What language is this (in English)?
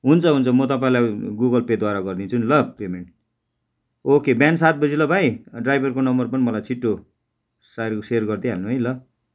Nepali